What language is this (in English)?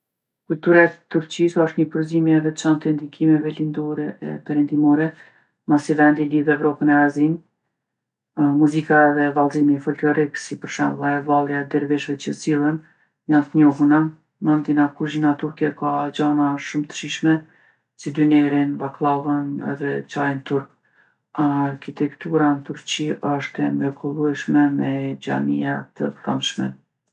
Gheg Albanian